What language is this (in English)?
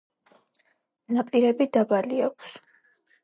Georgian